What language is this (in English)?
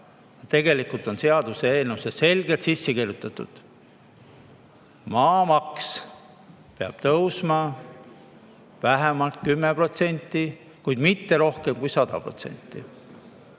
Estonian